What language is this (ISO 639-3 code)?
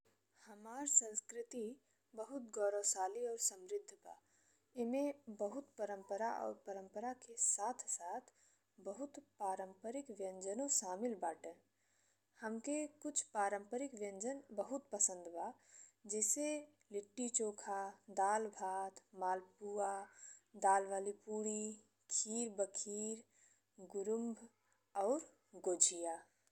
bho